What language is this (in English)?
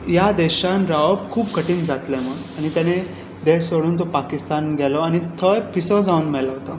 Konkani